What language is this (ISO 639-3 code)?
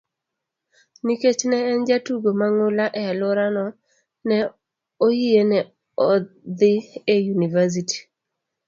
luo